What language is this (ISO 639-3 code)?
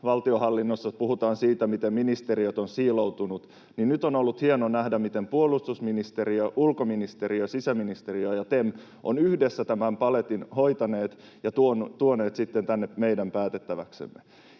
fin